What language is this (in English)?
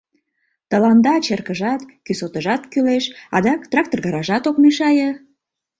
Mari